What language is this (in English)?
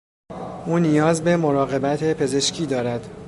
Persian